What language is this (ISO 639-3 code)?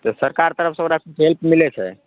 mai